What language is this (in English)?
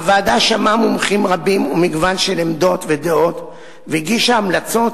Hebrew